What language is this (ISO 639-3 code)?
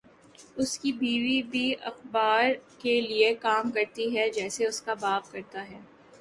urd